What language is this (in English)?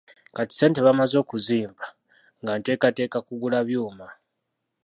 Ganda